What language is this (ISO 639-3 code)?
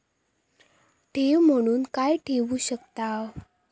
mar